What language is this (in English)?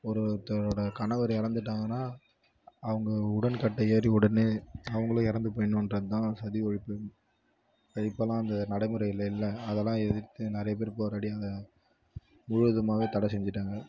Tamil